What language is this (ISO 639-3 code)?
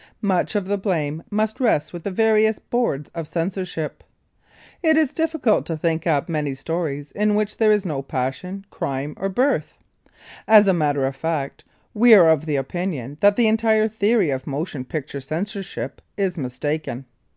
eng